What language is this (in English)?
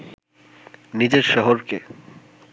Bangla